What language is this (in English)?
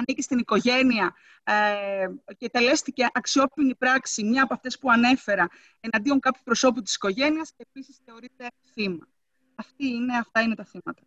Greek